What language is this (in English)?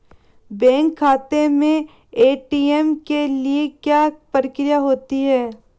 Hindi